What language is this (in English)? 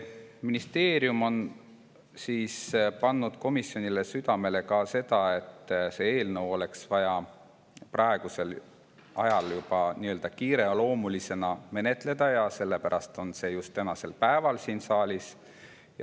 Estonian